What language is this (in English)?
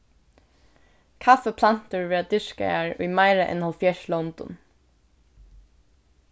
Faroese